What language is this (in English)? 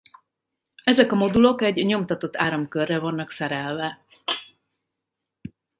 Hungarian